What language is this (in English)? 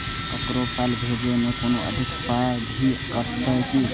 Maithili